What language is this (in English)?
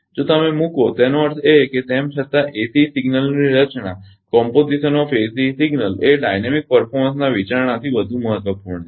Gujarati